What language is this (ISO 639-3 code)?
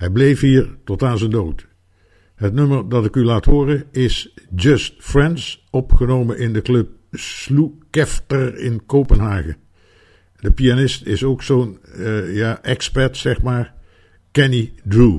nld